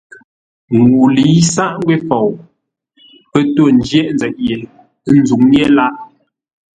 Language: Ngombale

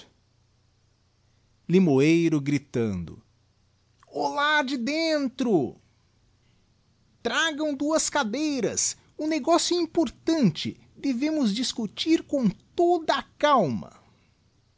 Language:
Portuguese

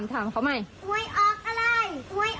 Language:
Thai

